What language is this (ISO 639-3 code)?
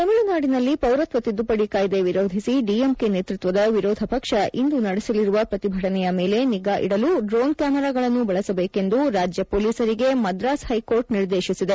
kan